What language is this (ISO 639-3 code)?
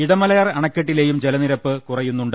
mal